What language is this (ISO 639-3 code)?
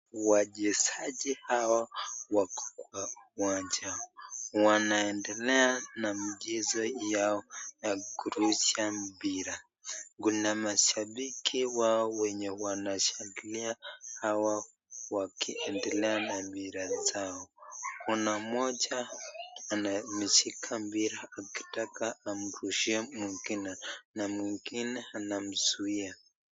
swa